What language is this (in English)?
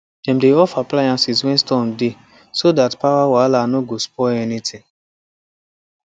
Nigerian Pidgin